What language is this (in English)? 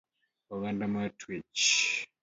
Luo (Kenya and Tanzania)